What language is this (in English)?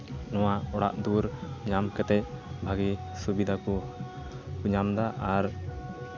Santali